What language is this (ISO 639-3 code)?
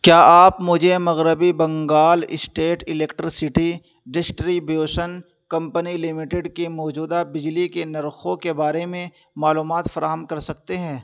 urd